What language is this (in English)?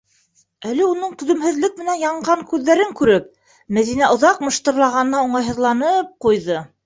Bashkir